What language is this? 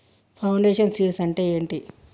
Telugu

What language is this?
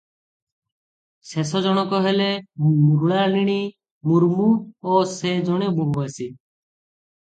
Odia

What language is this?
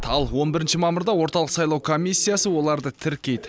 Kazakh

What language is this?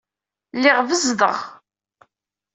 Kabyle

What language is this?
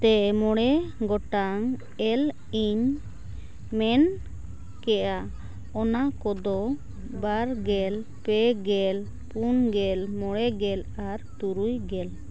Santali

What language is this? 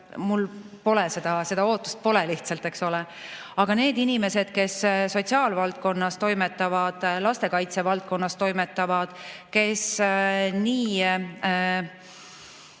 Estonian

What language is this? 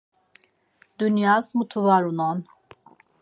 Laz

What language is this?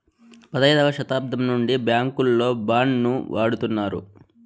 Telugu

